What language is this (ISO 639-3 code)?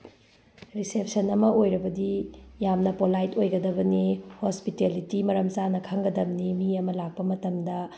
mni